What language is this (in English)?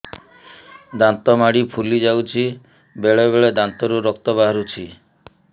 Odia